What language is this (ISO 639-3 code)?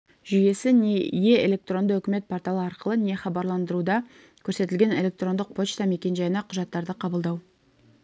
kaz